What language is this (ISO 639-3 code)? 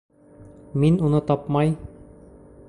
bak